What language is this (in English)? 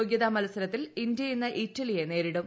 Malayalam